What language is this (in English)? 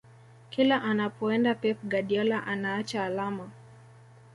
Swahili